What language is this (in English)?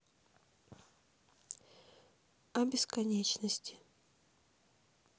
Russian